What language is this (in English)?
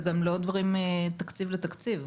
Hebrew